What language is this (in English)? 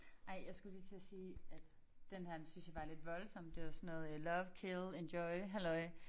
Danish